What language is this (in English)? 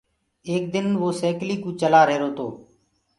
Gurgula